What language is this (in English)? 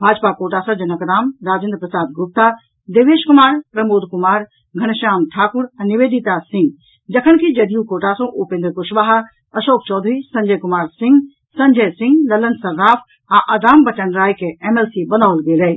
Maithili